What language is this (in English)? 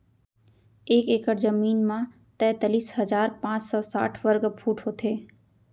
Chhattisgarhi